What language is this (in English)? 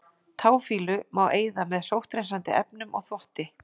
Icelandic